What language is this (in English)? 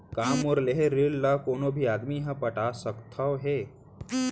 Chhattisgarhi